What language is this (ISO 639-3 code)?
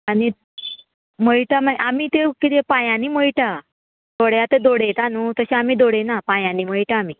kok